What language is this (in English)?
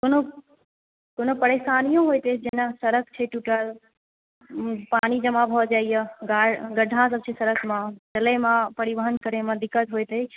Maithili